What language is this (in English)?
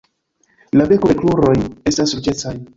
Esperanto